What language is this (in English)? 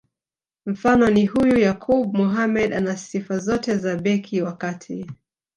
Swahili